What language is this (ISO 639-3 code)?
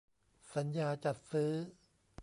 tha